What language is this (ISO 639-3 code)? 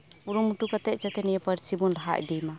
sat